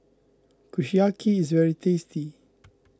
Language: English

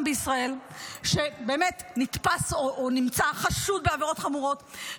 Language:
Hebrew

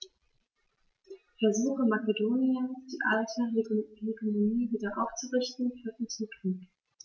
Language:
German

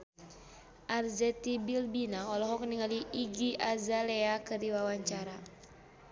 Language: Sundanese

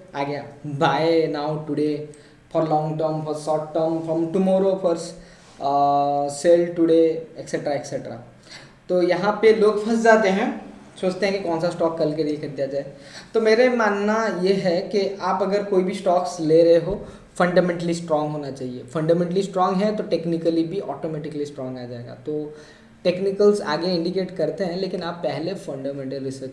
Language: Hindi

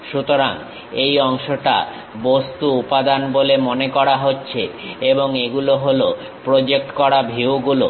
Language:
Bangla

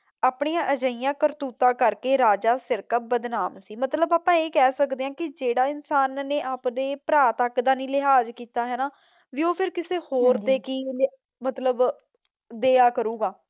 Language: Punjabi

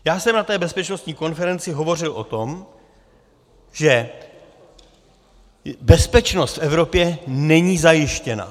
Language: Czech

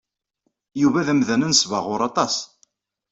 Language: Kabyle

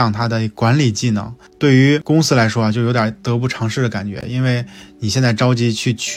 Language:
Chinese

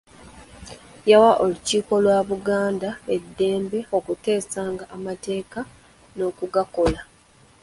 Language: Ganda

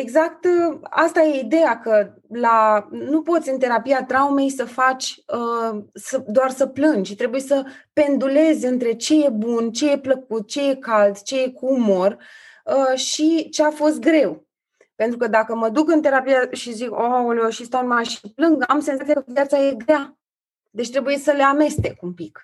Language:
Romanian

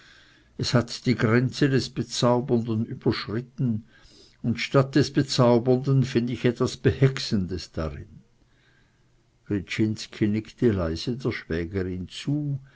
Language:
German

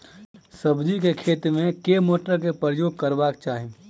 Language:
Maithili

